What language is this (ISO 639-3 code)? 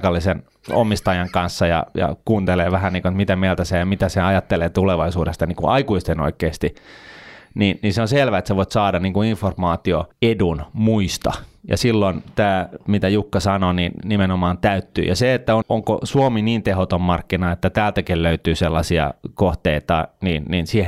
fin